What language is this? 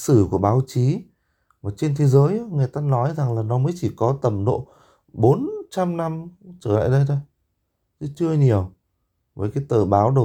Vietnamese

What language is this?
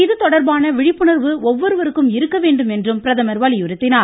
Tamil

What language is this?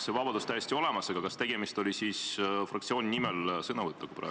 Estonian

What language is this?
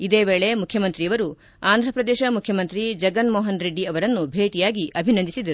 Kannada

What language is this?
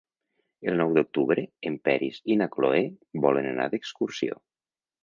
Catalan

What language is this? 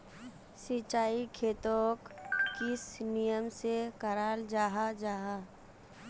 Magahi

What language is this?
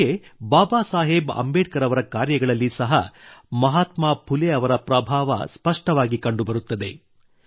Kannada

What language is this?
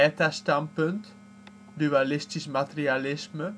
Dutch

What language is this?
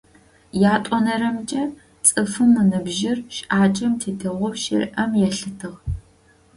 Adyghe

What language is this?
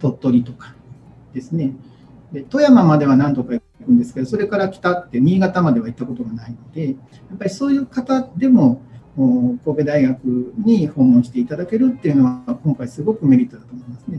Japanese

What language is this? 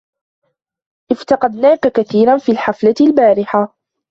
Arabic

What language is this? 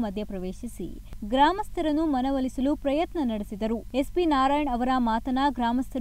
Romanian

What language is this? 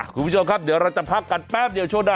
Thai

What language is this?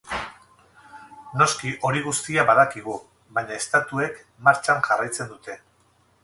Basque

